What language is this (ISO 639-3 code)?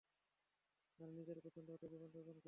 ben